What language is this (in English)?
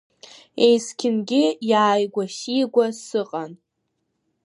Abkhazian